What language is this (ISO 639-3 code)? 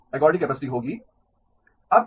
hin